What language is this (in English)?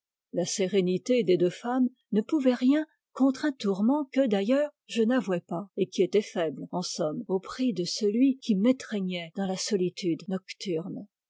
French